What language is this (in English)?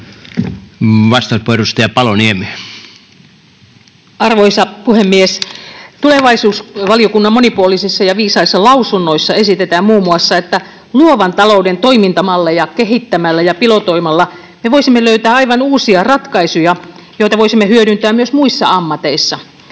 Finnish